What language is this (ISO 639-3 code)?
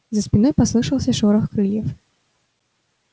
rus